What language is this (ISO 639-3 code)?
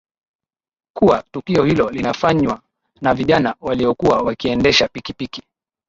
swa